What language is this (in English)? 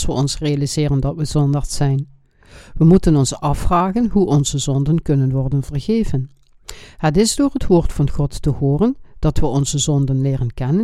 Dutch